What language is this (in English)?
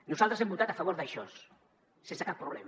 Catalan